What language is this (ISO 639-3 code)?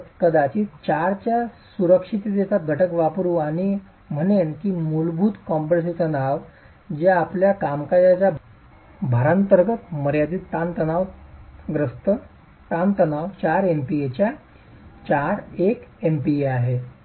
mar